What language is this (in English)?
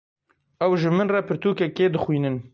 Kurdish